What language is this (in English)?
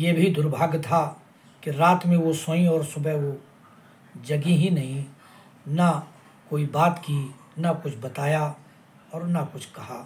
Hindi